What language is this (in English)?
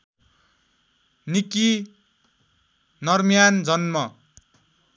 Nepali